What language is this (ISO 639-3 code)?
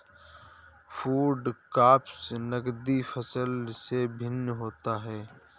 hin